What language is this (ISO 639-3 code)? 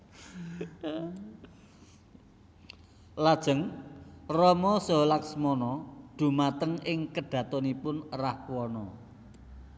jav